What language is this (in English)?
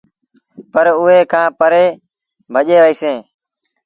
Sindhi Bhil